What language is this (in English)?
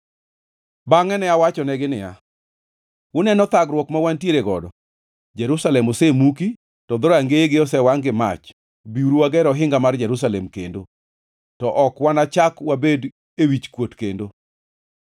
Luo (Kenya and Tanzania)